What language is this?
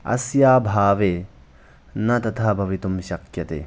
Sanskrit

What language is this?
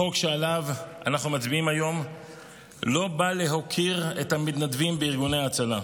Hebrew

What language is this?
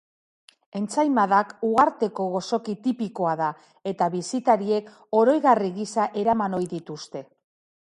Basque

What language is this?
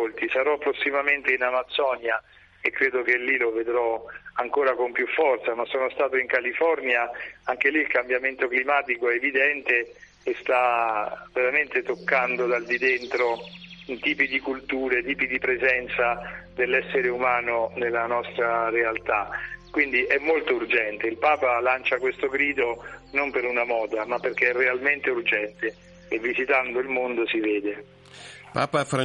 Italian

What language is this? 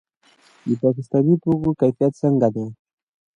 Pashto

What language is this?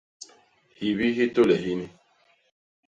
Basaa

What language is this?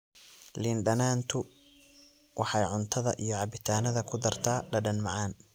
Somali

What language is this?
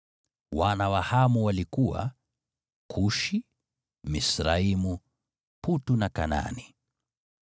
Swahili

